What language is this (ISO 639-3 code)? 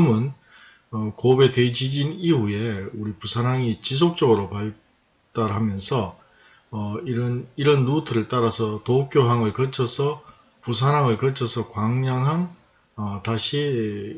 kor